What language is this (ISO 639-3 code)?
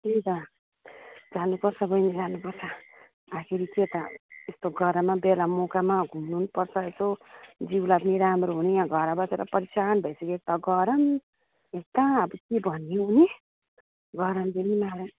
nep